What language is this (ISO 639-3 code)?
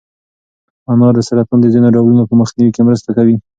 pus